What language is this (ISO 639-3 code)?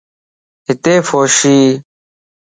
lss